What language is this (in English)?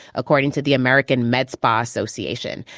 English